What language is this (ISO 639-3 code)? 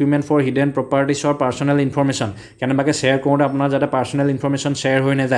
hin